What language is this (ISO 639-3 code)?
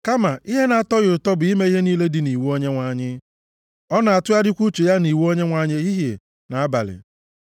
ibo